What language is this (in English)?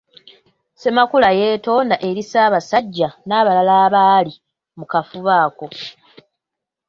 Ganda